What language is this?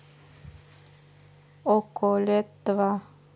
Russian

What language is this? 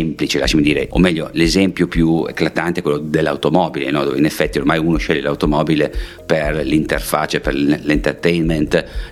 Italian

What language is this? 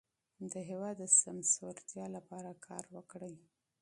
Pashto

